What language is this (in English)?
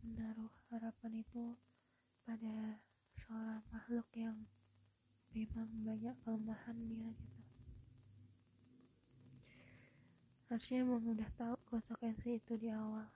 Indonesian